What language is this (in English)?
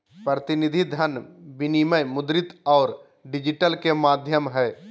Magahi